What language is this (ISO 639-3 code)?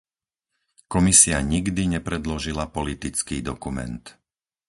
slk